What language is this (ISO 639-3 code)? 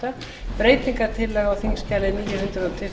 isl